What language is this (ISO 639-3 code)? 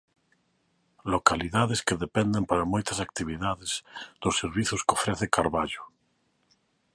glg